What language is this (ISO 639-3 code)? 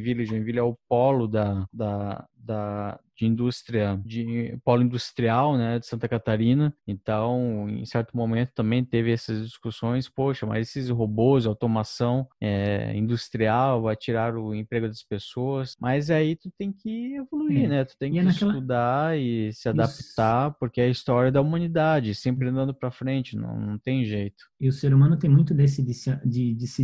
por